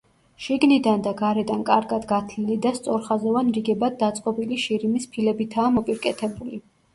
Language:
Georgian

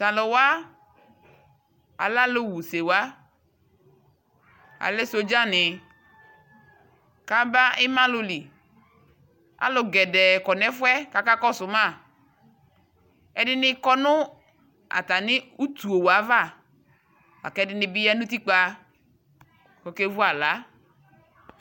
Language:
Ikposo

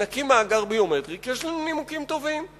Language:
Hebrew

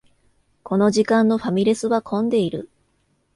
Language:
Japanese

